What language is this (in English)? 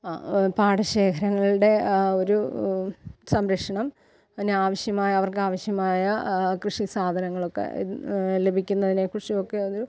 Malayalam